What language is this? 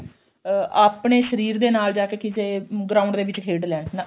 Punjabi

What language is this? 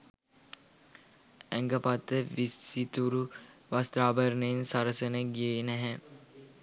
Sinhala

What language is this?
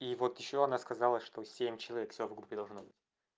Russian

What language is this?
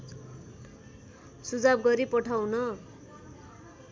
Nepali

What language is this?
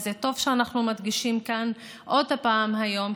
Hebrew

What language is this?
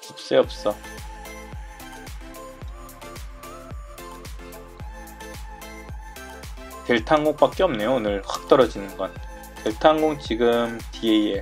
Korean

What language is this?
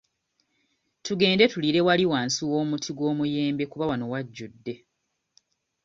Ganda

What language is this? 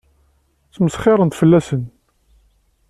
Kabyle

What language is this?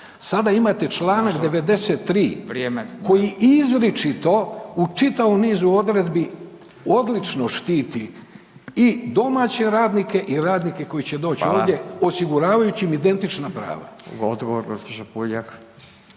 Croatian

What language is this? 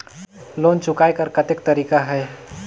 Chhattisgarhi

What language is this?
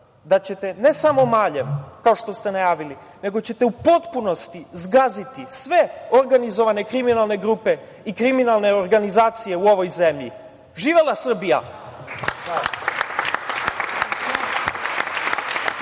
Serbian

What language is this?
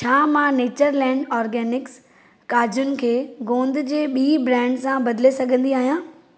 Sindhi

